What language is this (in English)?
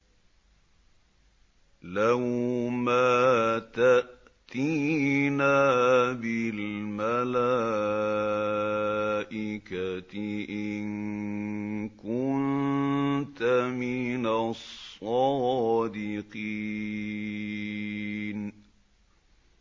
Arabic